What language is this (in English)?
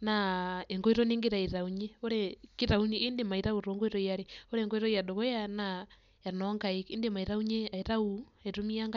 Masai